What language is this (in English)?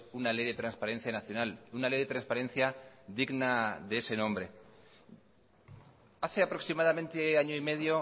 Spanish